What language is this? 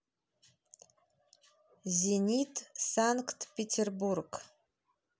Russian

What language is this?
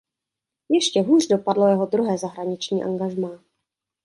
Czech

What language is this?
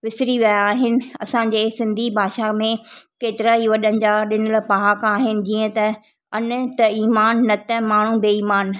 Sindhi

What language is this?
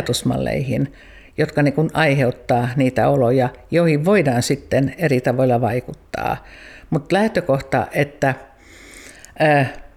Finnish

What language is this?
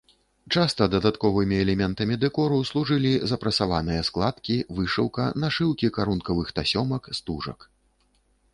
Belarusian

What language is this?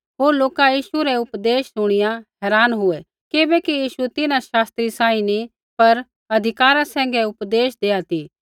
Kullu Pahari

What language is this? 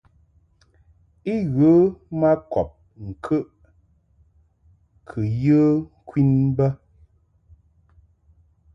Mungaka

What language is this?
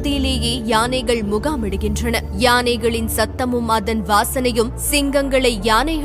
Tamil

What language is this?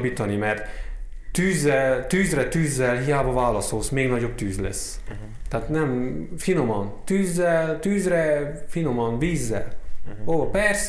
Hungarian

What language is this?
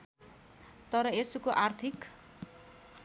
Nepali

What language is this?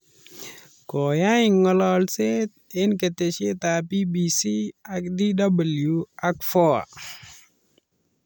Kalenjin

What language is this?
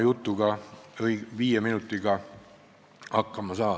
Estonian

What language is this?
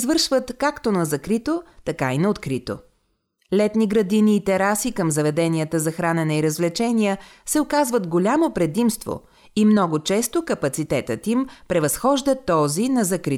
Bulgarian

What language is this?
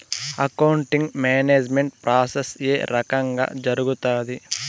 Telugu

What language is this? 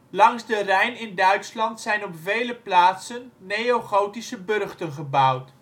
Dutch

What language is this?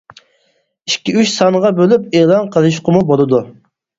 Uyghur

